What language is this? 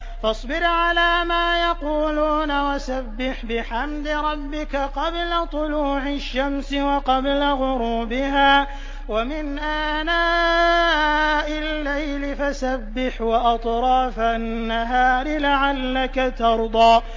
Arabic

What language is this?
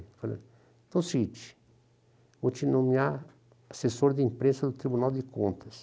Portuguese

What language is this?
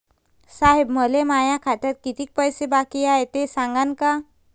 Marathi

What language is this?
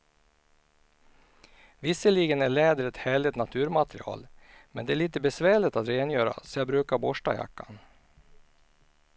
Swedish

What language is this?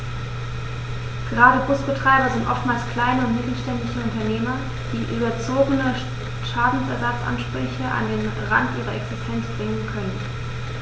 German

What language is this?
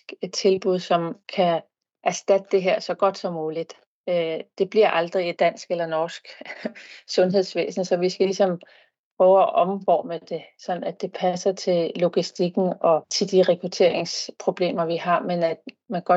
Danish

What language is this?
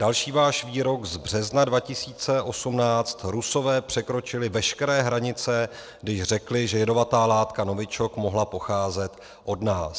Czech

